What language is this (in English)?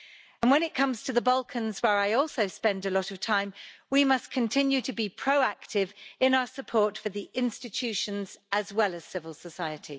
English